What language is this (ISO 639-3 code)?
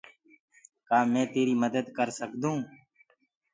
ggg